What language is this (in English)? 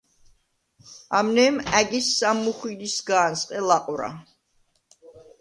Svan